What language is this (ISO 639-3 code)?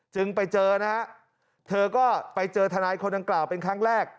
tha